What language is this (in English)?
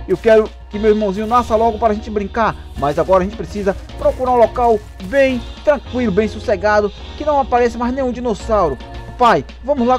Portuguese